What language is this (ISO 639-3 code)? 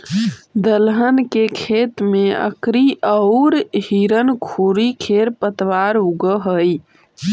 mag